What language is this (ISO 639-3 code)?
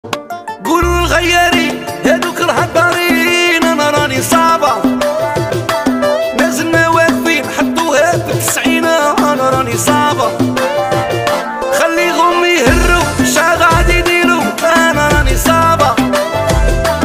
ara